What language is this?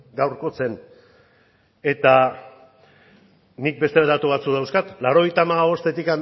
Basque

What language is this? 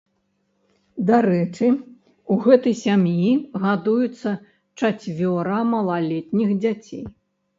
Belarusian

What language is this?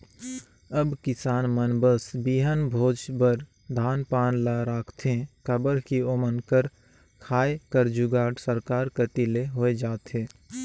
Chhattisgarhi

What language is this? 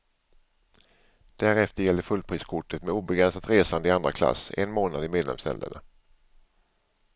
Swedish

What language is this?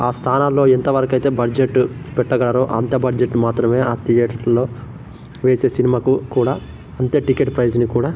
Telugu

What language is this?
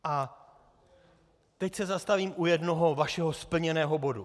Czech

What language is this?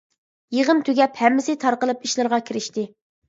Uyghur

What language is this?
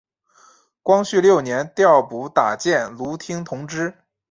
Chinese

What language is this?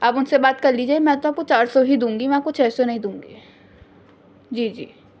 Urdu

